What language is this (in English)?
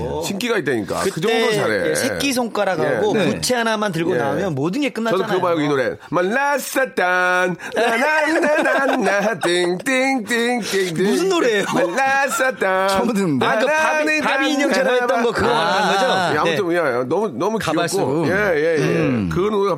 Korean